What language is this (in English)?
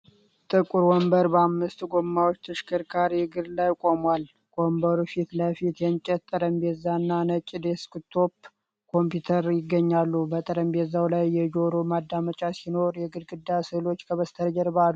Amharic